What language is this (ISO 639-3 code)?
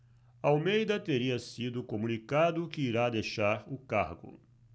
por